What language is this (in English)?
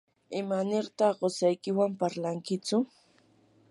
Yanahuanca Pasco Quechua